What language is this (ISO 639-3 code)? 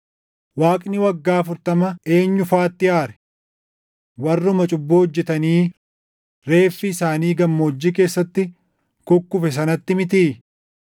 orm